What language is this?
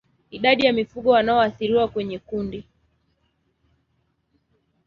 Swahili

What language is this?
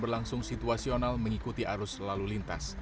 Indonesian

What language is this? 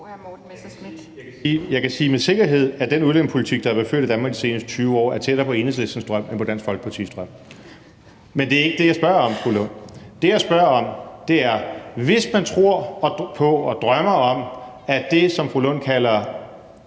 Danish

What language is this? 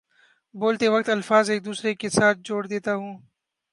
Urdu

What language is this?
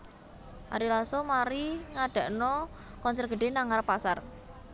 Javanese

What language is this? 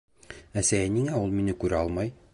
Bashkir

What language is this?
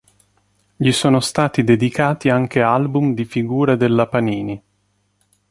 Italian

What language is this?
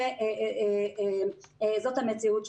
Hebrew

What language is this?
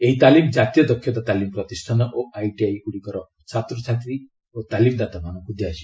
Odia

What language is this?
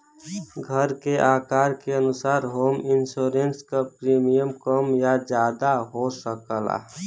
Bhojpuri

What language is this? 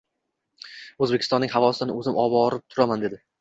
Uzbek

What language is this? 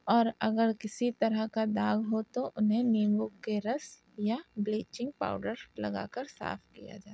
Urdu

